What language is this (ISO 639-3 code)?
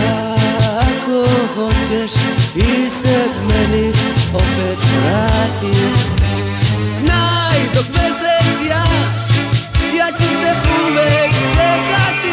ron